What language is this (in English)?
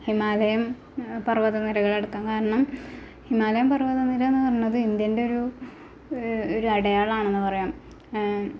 Malayalam